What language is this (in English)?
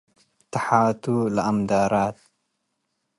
Tigre